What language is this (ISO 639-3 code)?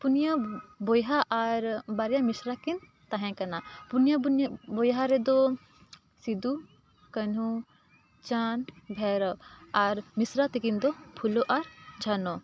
sat